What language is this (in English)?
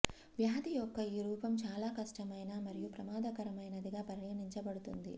Telugu